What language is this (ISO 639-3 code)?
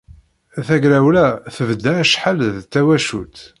kab